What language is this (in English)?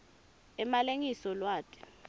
Swati